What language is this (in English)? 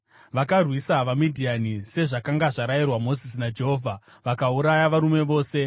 Shona